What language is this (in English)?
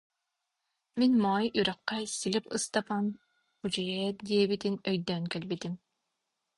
Yakut